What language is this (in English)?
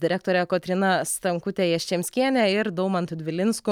Lithuanian